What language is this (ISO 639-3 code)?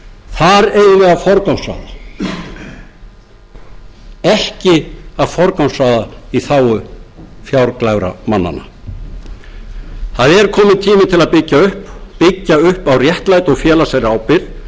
isl